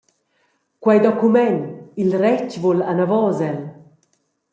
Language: Romansh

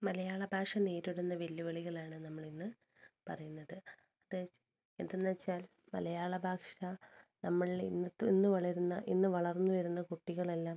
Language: Malayalam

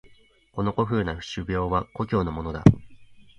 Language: Japanese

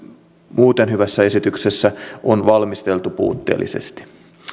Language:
Finnish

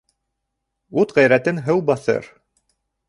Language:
Bashkir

